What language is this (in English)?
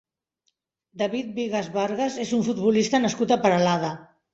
Catalan